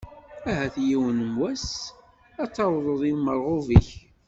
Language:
Kabyle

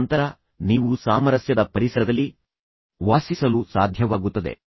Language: Kannada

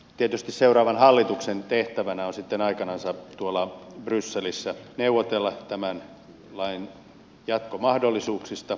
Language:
Finnish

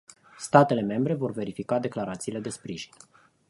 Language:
Romanian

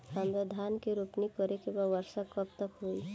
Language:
Bhojpuri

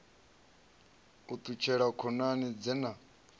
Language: Venda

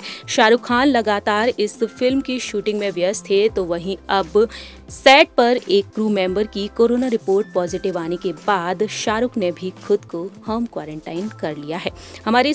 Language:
Hindi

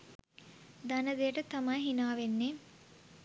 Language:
Sinhala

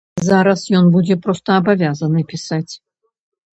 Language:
Belarusian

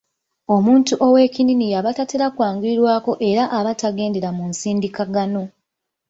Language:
Ganda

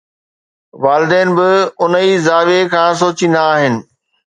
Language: Sindhi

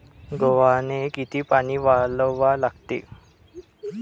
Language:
Marathi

